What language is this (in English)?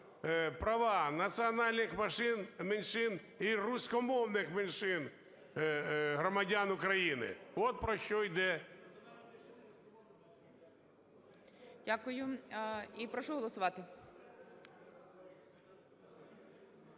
Ukrainian